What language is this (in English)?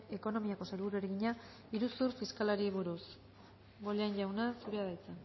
Basque